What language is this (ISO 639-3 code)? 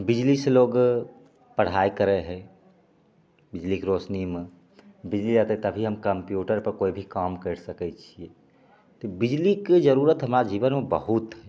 mai